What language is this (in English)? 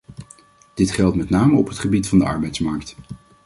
Dutch